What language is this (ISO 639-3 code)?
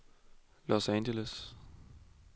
dan